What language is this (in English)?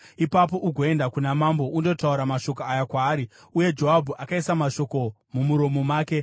Shona